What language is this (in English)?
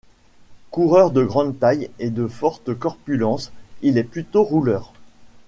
French